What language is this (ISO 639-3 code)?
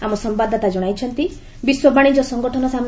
ori